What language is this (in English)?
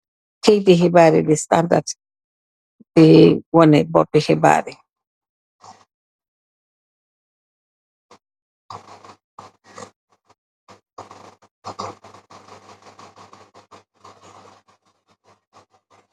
Wolof